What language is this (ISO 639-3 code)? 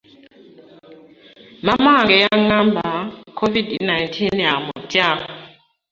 lug